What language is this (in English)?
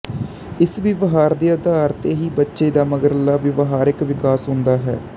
Punjabi